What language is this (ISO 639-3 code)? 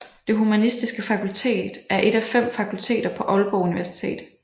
dan